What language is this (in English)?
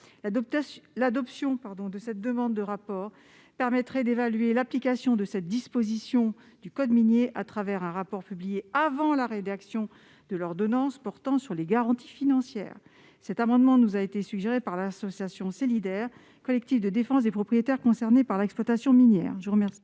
French